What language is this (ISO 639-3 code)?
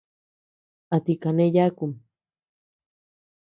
cux